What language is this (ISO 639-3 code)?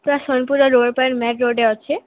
ori